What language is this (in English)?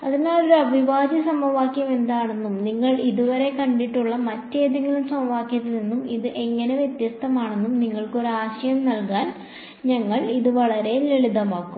Malayalam